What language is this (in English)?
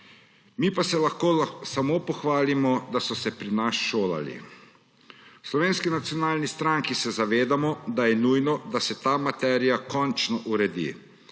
Slovenian